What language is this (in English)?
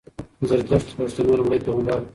Pashto